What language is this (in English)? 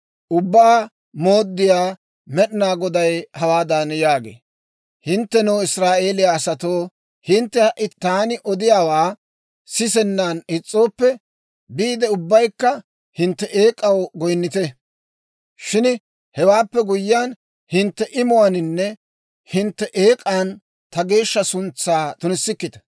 Dawro